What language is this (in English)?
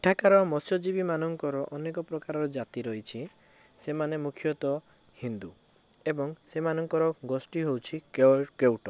Odia